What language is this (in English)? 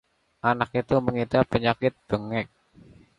Indonesian